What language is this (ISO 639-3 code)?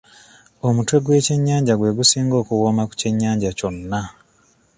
lug